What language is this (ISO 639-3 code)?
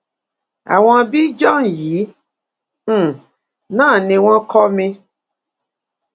yor